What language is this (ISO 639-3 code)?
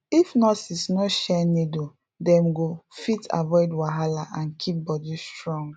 pcm